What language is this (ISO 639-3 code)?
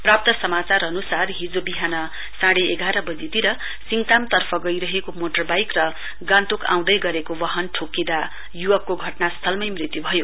nep